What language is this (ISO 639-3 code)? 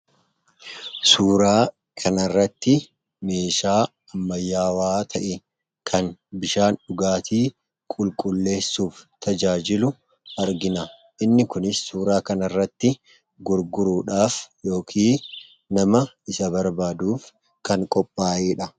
orm